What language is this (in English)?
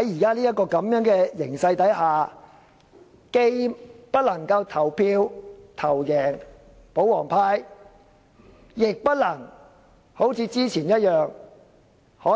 Cantonese